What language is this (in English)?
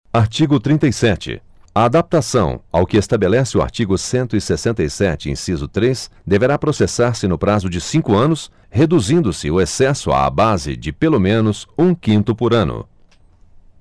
Portuguese